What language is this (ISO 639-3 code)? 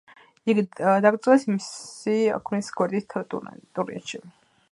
kat